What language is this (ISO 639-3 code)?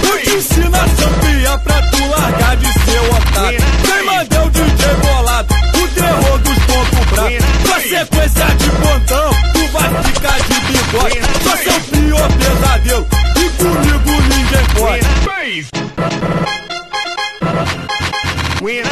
por